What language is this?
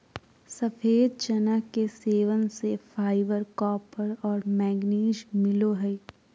Magahi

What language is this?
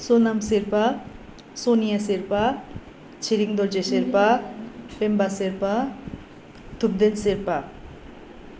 Nepali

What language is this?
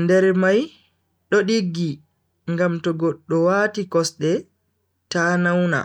Bagirmi Fulfulde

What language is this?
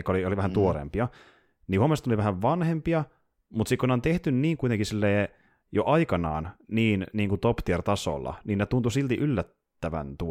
Finnish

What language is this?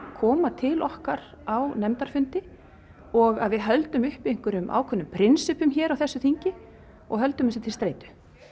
Icelandic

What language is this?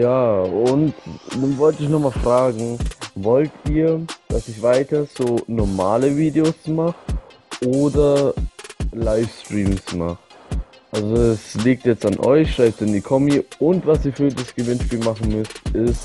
German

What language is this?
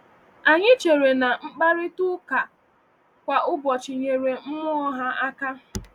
Igbo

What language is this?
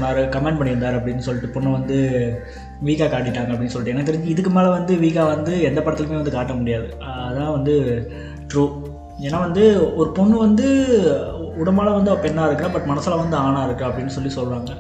Tamil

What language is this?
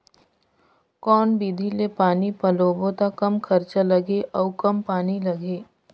Chhattisgarhi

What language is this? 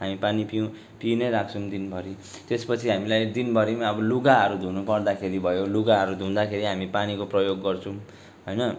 Nepali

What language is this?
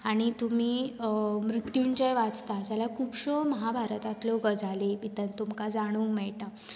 Konkani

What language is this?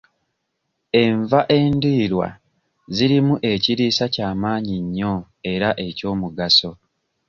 Ganda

